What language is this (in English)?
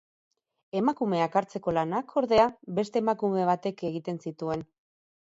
Basque